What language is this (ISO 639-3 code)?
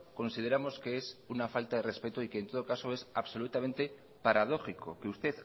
spa